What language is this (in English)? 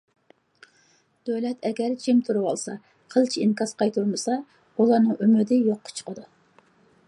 Uyghur